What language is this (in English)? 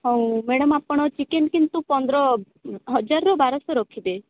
Odia